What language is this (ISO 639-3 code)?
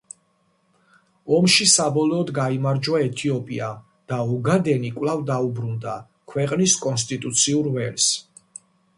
kat